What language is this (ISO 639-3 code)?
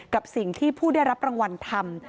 tha